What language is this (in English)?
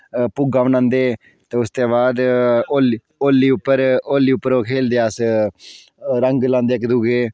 Dogri